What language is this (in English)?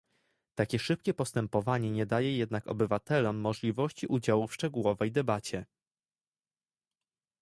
Polish